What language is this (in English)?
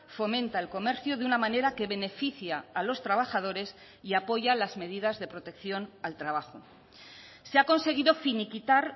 Spanish